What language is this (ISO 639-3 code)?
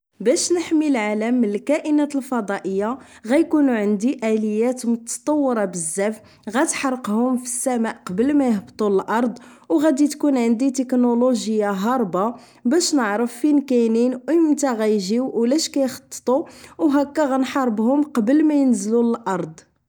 ary